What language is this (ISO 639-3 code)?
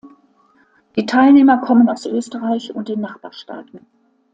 deu